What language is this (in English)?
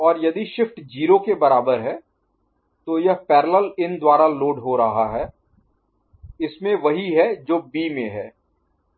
Hindi